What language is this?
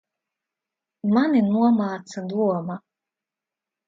Latvian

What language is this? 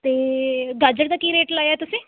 Punjabi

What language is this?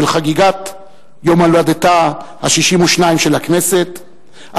Hebrew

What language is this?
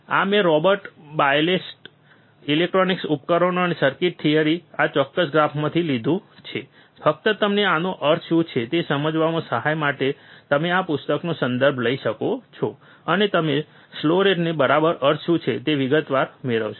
Gujarati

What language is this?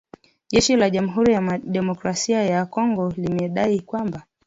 Swahili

